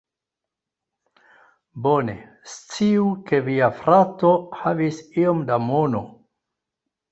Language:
Esperanto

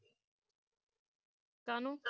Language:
Punjabi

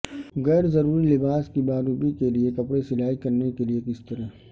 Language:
Urdu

